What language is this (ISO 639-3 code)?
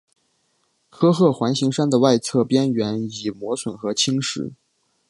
zho